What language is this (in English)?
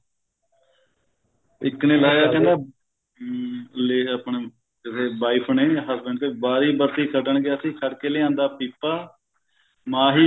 Punjabi